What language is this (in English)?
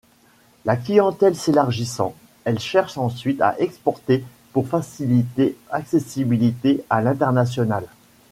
French